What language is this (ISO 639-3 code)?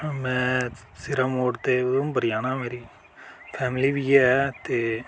doi